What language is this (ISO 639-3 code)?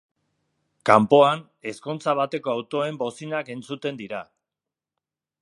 eus